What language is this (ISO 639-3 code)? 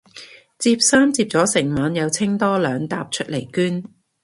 yue